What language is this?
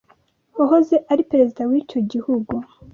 Kinyarwanda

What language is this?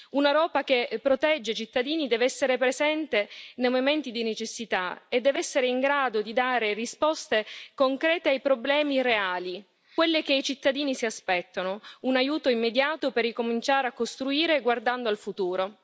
Italian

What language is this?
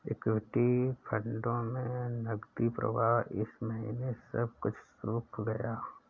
Hindi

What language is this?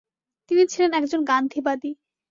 Bangla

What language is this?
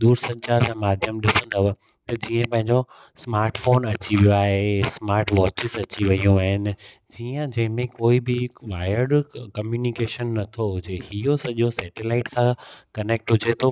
Sindhi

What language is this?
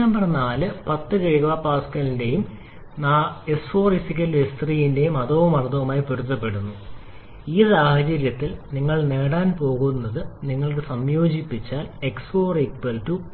Malayalam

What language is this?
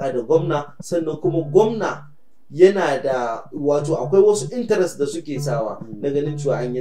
Arabic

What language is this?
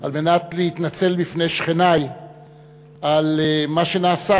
Hebrew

